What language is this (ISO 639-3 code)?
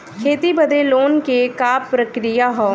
bho